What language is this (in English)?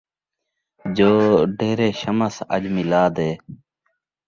Saraiki